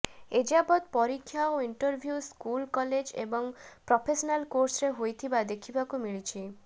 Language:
Odia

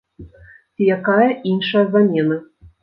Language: Belarusian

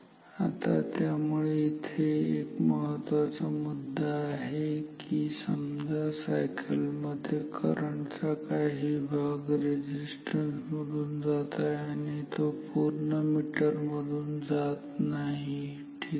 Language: Marathi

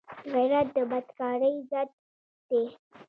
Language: Pashto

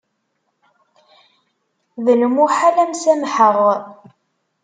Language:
Kabyle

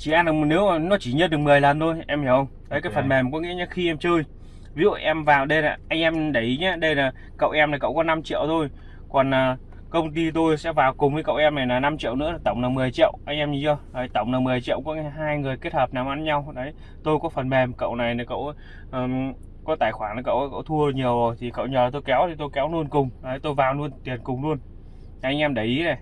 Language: Vietnamese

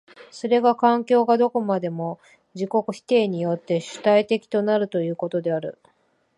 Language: Japanese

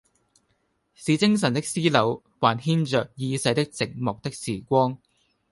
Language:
Cantonese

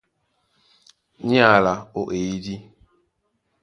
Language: Duala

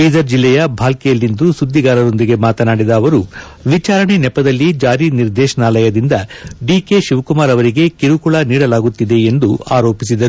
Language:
Kannada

